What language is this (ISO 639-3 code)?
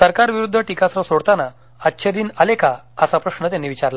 mar